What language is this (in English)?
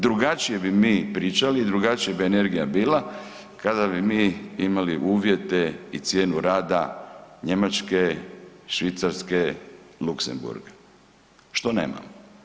Croatian